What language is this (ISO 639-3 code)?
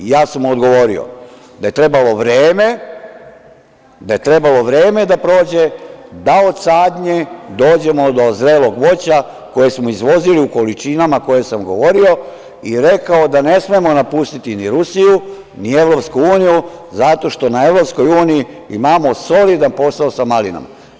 srp